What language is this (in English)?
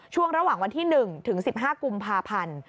Thai